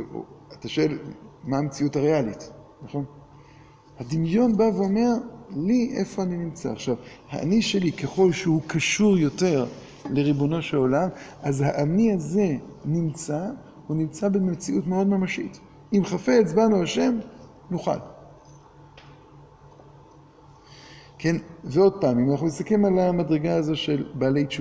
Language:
Hebrew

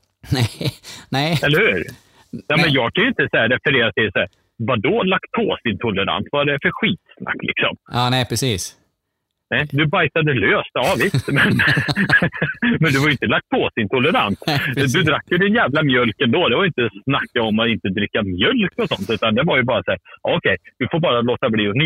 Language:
Swedish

